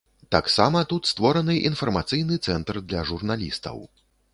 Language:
Belarusian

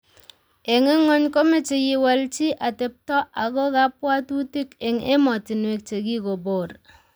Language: Kalenjin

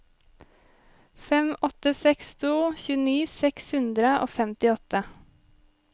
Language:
Norwegian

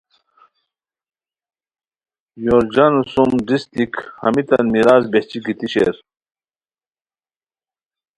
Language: Khowar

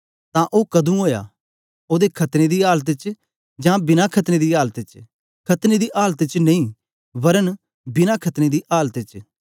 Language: Dogri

